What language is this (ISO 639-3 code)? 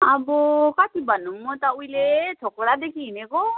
nep